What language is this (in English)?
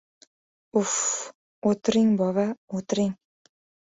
Uzbek